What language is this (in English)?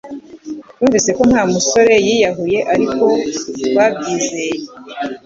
Kinyarwanda